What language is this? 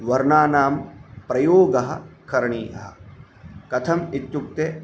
Sanskrit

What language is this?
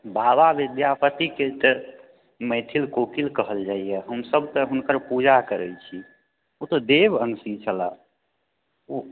Maithili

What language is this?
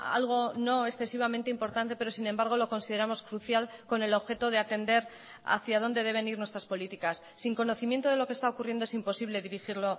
Spanish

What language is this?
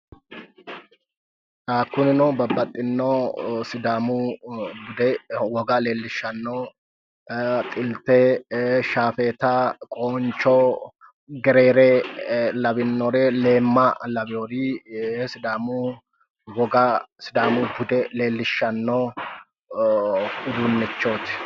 Sidamo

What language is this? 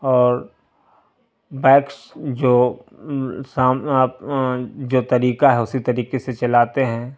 Urdu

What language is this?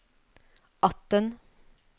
Norwegian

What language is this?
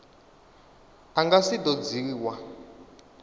Venda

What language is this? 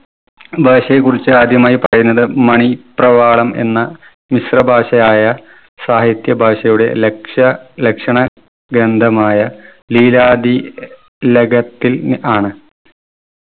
Malayalam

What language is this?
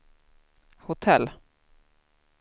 Swedish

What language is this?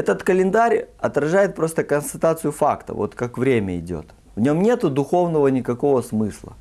Russian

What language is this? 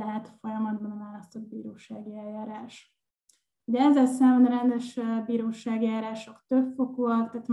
Hungarian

